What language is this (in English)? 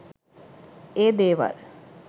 Sinhala